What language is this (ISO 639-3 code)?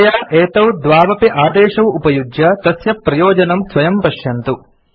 san